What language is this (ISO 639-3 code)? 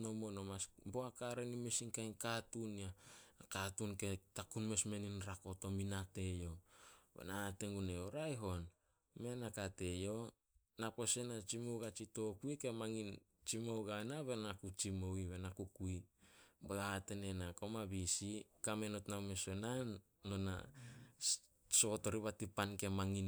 sol